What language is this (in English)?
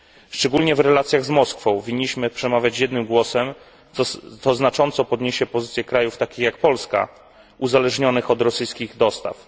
Polish